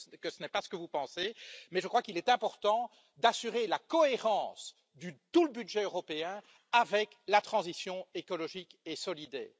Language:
French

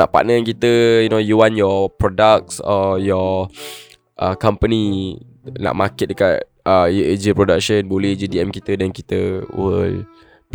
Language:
Malay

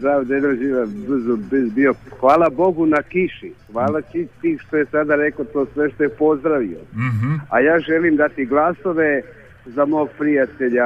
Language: Croatian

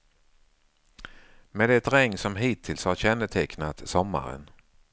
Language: Swedish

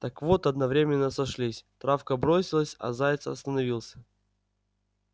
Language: Russian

